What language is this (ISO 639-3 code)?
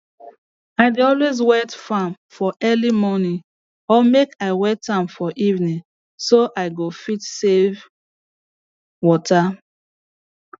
pcm